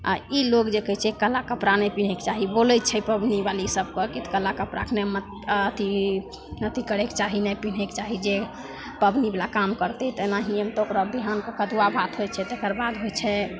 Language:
Maithili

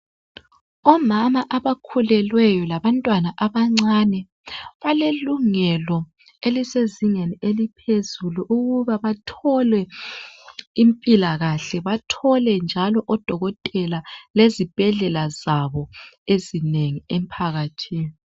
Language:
North Ndebele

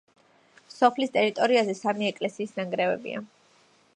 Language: Georgian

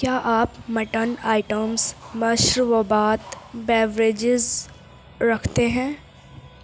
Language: Urdu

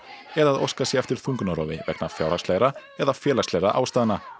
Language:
Icelandic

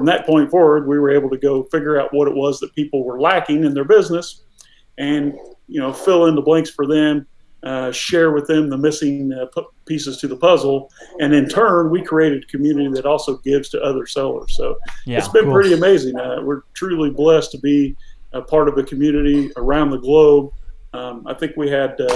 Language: English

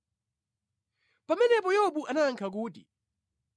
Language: Nyanja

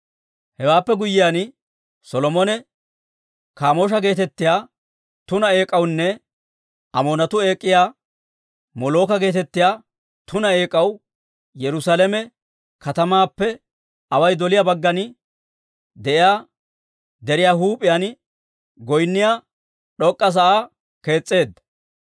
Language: Dawro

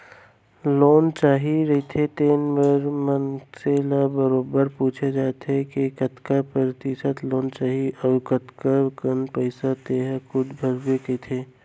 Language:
Chhattisgarhi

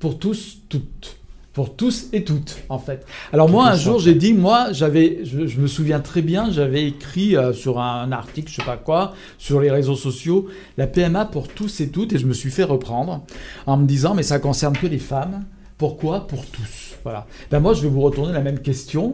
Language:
French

